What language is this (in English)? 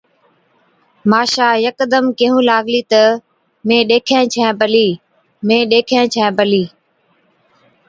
Od